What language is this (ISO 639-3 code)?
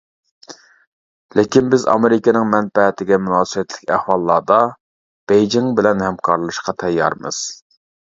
uig